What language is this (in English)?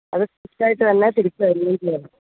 Malayalam